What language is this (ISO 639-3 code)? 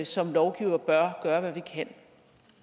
dan